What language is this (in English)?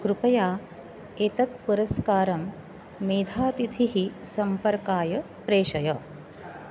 Sanskrit